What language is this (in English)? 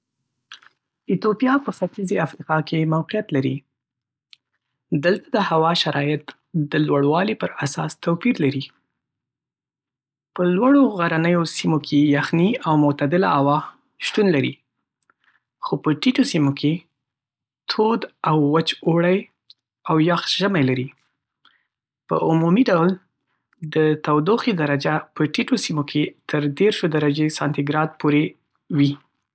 Pashto